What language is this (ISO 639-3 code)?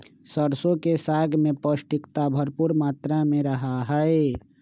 mag